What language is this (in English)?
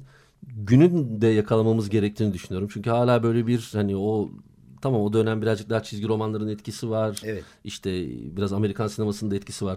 Turkish